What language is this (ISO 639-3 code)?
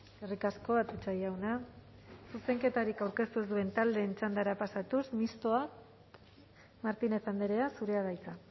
eus